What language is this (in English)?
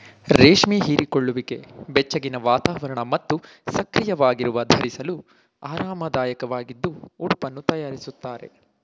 Kannada